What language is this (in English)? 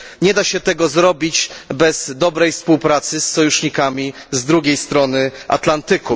Polish